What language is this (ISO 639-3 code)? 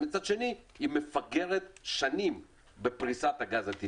heb